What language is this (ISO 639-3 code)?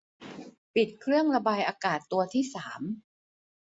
tha